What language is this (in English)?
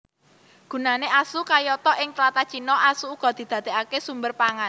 Javanese